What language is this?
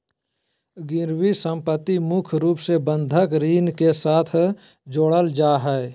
Magahi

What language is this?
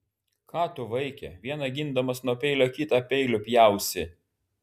Lithuanian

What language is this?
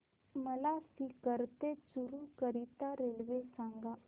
Marathi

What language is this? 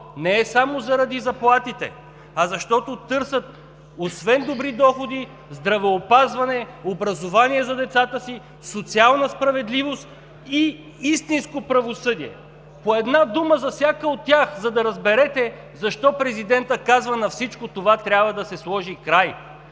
Bulgarian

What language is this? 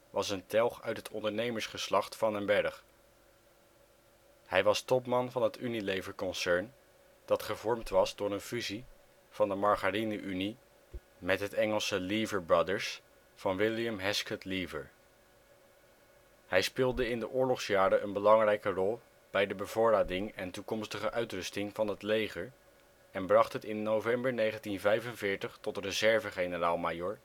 Dutch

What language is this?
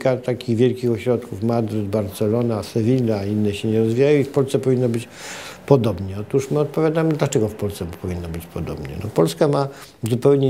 Polish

